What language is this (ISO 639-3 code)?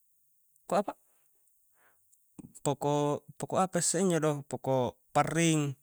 kjc